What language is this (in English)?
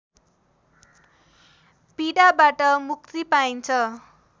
Nepali